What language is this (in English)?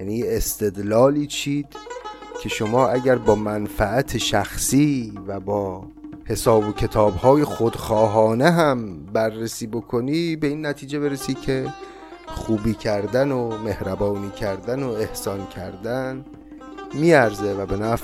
Persian